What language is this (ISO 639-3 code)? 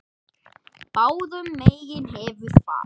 isl